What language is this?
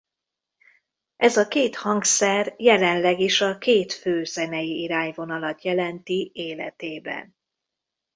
Hungarian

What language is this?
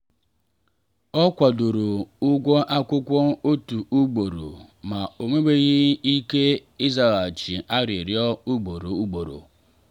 Igbo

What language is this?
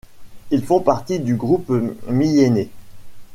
French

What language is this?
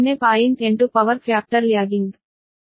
Kannada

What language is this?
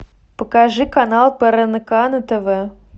Russian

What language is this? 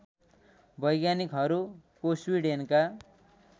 Nepali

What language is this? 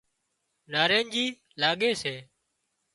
Wadiyara Koli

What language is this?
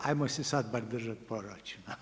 Croatian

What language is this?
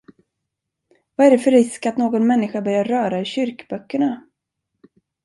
Swedish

